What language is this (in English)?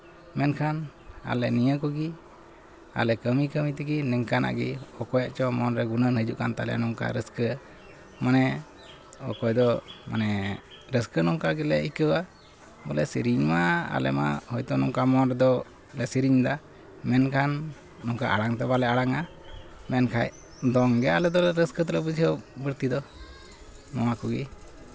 Santali